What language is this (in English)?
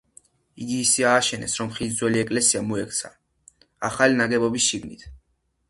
Georgian